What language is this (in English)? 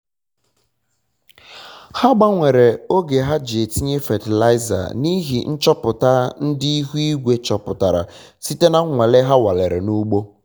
Igbo